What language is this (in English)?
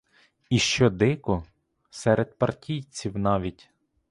Ukrainian